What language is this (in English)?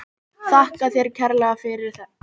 Icelandic